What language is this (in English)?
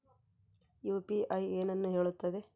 Kannada